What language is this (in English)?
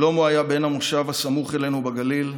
Hebrew